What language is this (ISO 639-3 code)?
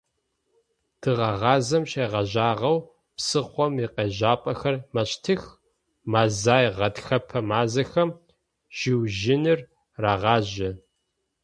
ady